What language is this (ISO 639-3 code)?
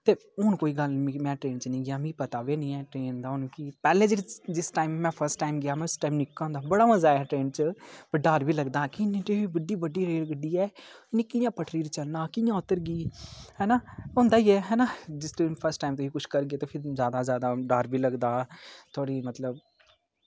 doi